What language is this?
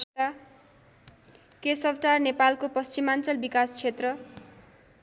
Nepali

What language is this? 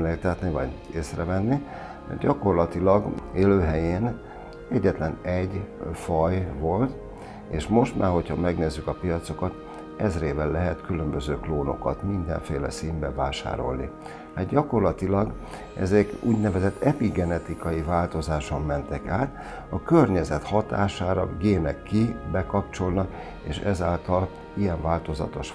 Hungarian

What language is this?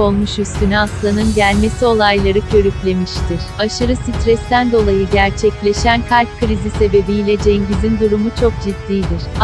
Turkish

